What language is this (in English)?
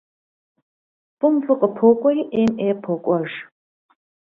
Kabardian